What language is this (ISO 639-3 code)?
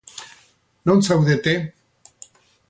eus